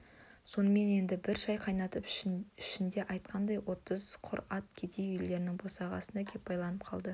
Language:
Kazakh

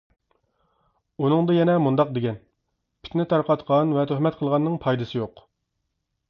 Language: Uyghur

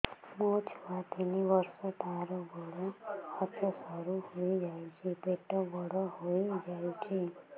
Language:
Odia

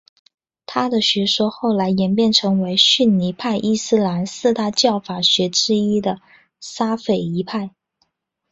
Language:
Chinese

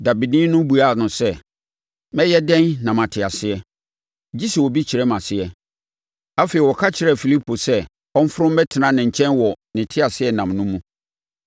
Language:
Akan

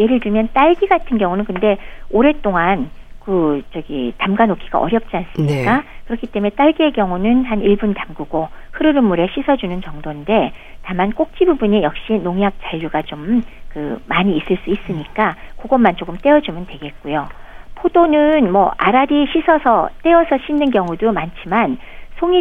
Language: Korean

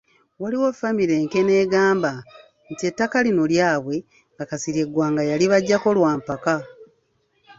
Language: Ganda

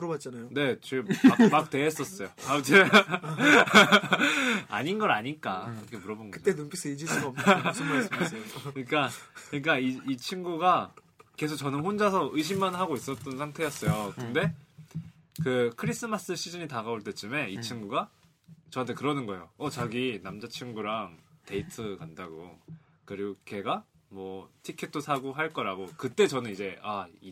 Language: Korean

